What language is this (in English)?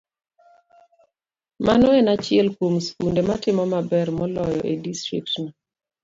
Luo (Kenya and Tanzania)